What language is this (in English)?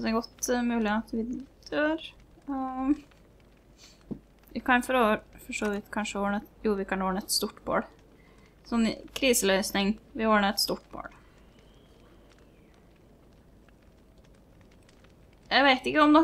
Norwegian